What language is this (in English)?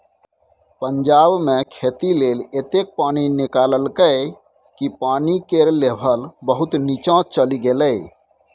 Maithili